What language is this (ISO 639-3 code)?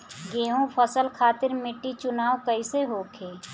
bho